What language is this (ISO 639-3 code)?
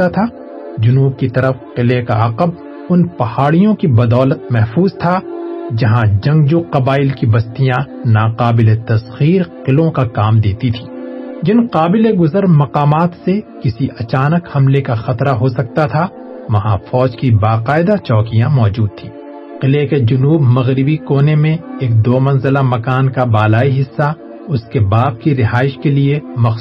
urd